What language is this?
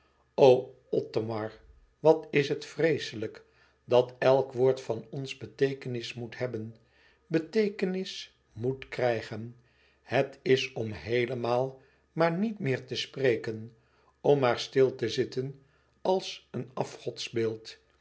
Dutch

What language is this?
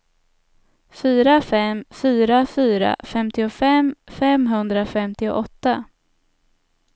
Swedish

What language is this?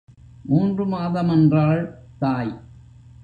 Tamil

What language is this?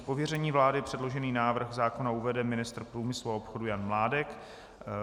Czech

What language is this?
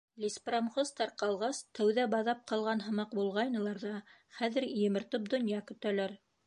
Bashkir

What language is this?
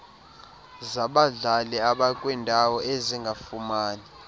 Xhosa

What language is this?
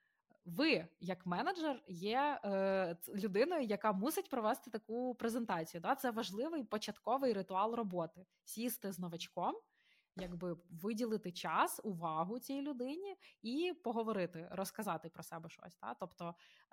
Ukrainian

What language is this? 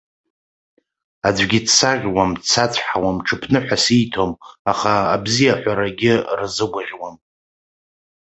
Abkhazian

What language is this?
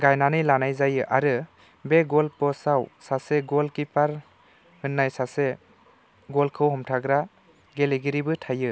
Bodo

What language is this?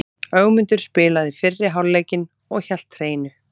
Icelandic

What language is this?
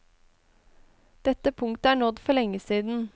Norwegian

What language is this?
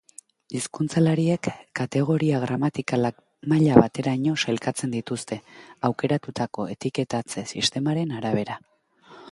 Basque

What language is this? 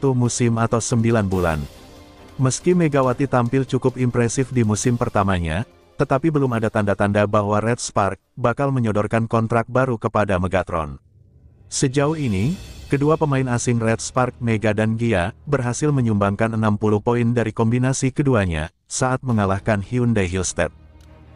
Indonesian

